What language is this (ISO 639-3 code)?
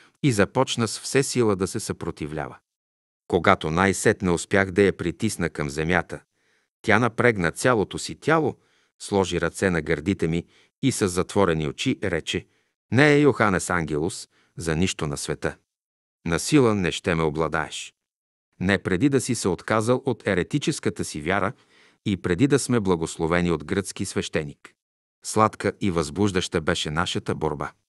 bul